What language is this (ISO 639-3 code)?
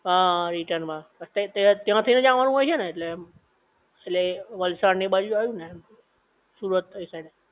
guj